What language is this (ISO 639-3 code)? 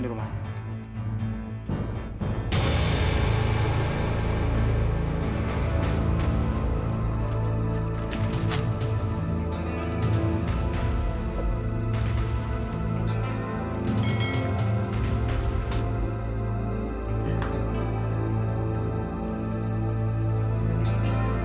ind